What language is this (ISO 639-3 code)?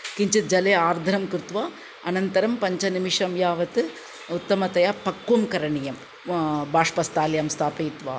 san